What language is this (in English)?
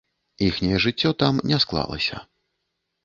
Belarusian